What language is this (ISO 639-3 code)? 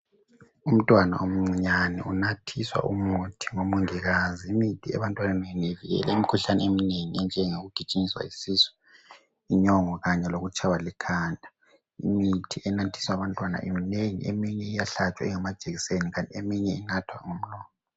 nde